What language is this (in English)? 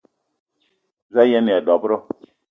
Eton (Cameroon)